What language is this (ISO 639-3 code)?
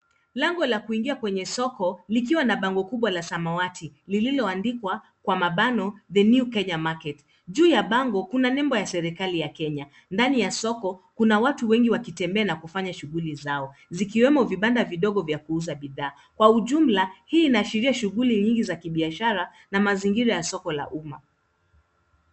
swa